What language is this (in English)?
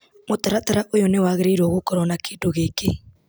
Kikuyu